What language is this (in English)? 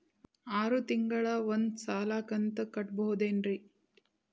Kannada